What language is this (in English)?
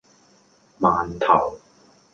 Cantonese